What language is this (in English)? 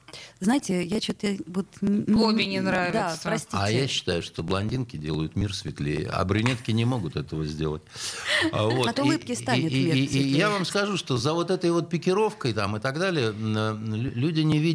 Russian